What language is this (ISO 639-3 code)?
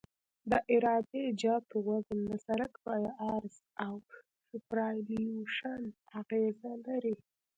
pus